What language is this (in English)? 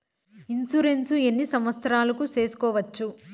Telugu